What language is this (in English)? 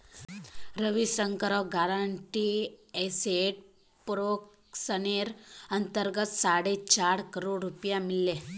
Magahi